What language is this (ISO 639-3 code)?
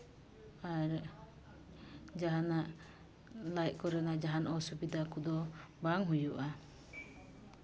sat